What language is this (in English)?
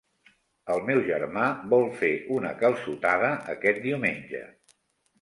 Catalan